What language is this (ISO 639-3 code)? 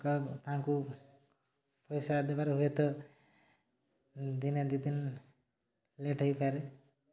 ori